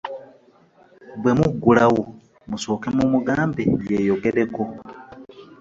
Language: Ganda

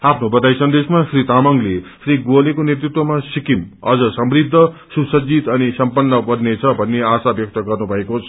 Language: Nepali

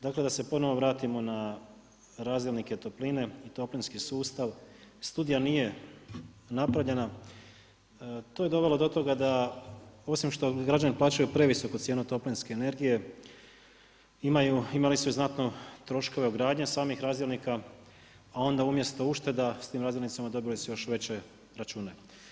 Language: Croatian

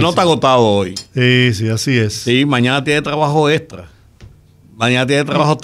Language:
Spanish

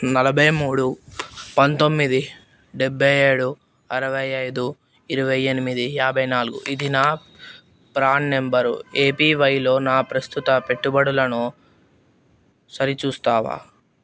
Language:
Telugu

